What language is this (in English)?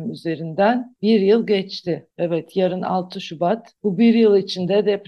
Turkish